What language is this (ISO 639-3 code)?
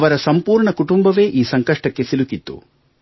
kan